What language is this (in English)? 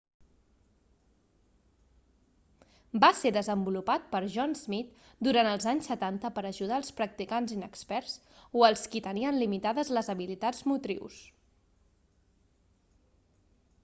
Catalan